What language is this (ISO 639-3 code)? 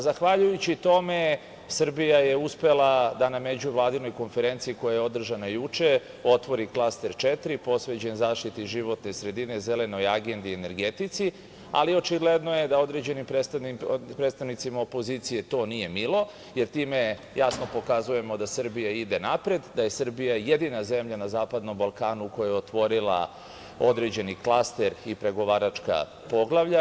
srp